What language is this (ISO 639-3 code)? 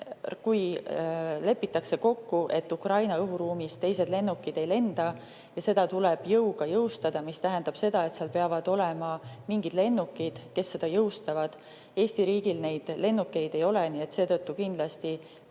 est